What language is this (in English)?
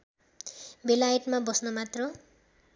Nepali